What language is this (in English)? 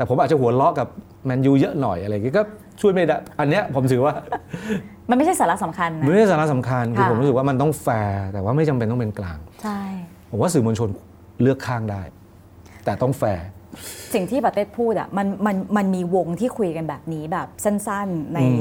Thai